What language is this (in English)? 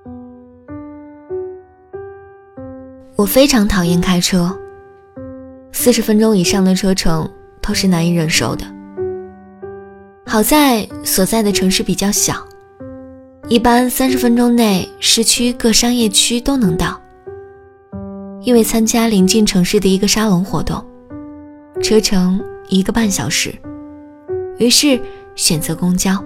Chinese